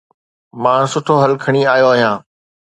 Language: Sindhi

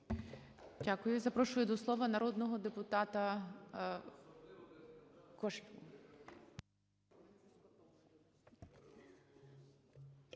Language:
Ukrainian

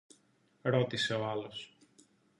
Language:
Greek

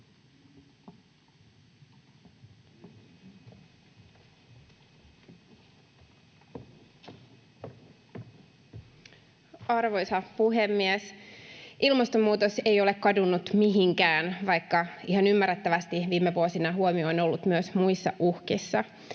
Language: Finnish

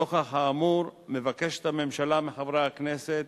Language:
Hebrew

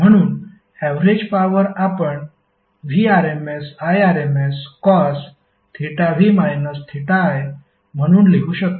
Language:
Marathi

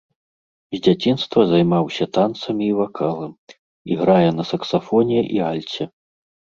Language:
Belarusian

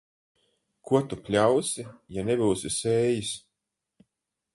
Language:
Latvian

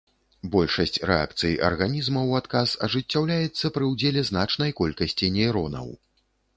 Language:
Belarusian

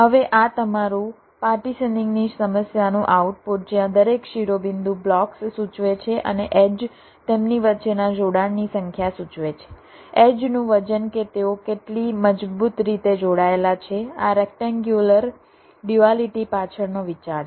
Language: Gujarati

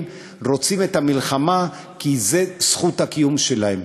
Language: Hebrew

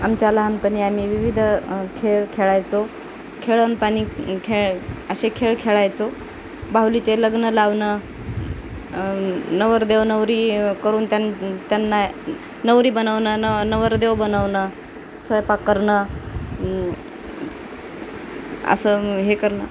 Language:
Marathi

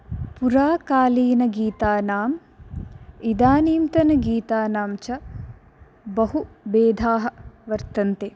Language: Sanskrit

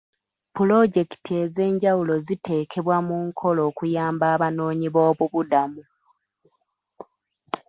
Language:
Ganda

